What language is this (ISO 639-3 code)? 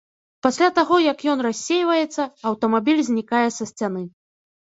bel